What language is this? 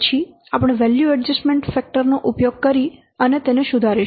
Gujarati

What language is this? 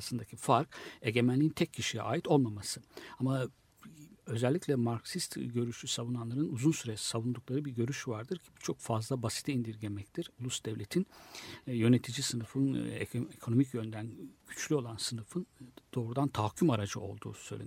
Turkish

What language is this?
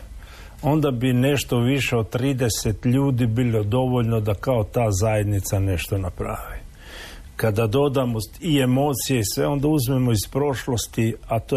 Croatian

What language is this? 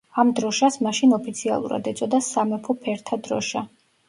Georgian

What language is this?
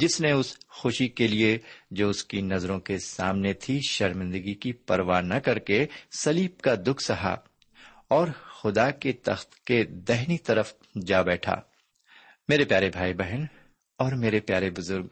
Urdu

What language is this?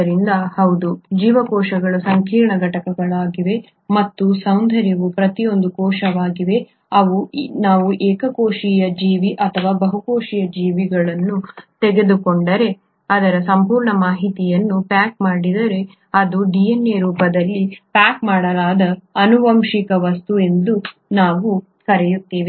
Kannada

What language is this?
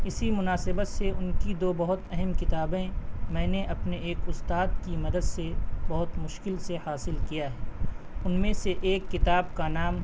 Urdu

